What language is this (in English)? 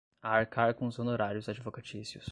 Portuguese